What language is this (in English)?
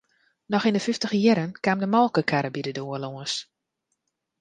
Western Frisian